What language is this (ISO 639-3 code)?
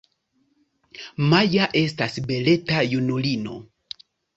epo